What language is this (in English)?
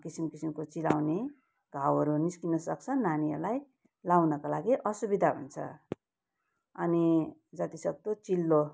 Nepali